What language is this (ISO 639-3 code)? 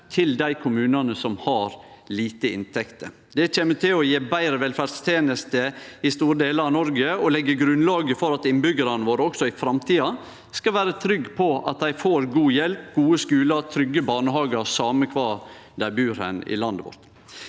nor